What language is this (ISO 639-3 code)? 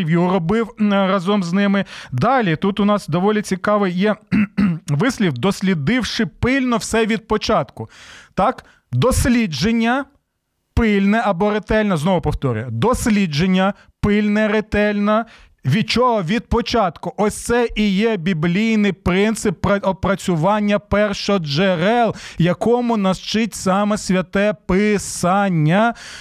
ukr